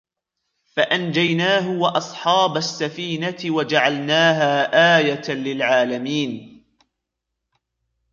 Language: Arabic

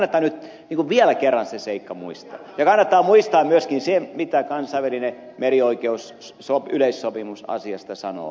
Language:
Finnish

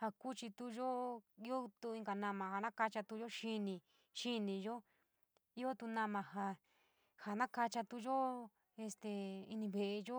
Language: San Miguel El Grande Mixtec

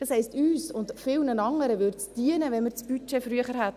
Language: Swiss German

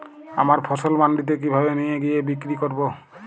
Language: Bangla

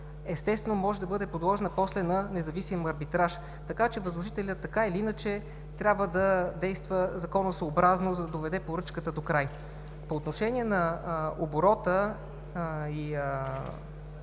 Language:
Bulgarian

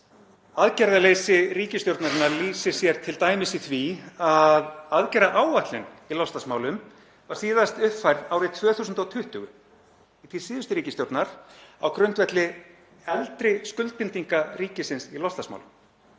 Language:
Icelandic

